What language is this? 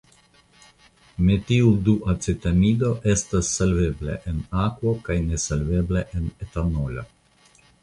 Esperanto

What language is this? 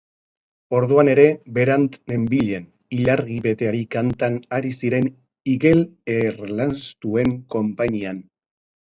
Basque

